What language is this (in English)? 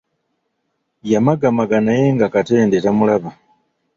Ganda